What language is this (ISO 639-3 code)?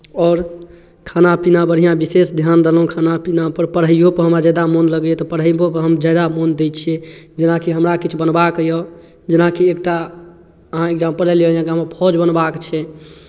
mai